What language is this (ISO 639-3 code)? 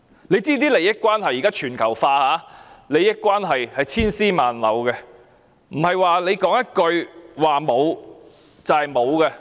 yue